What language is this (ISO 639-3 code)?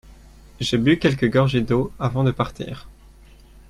fra